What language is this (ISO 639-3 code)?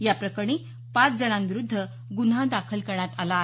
mar